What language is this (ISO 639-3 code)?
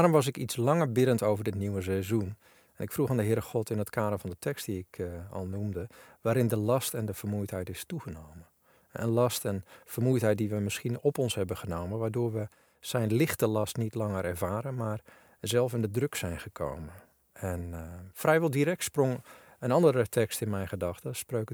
nld